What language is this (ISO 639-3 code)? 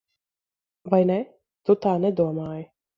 lav